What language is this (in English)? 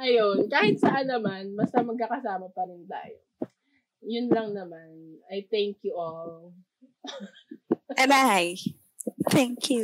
Filipino